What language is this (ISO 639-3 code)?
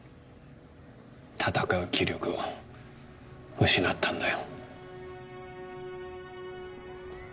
jpn